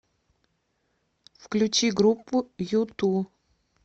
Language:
Russian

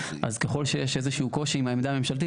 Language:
Hebrew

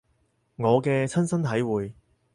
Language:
Cantonese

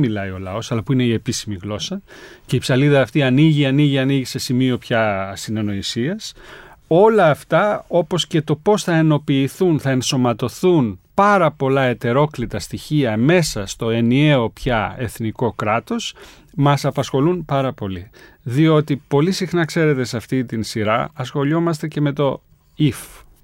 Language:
Greek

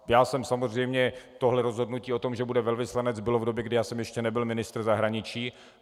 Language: Czech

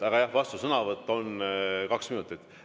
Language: Estonian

